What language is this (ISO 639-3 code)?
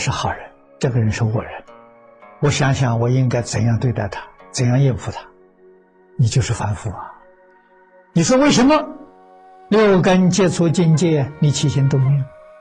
zho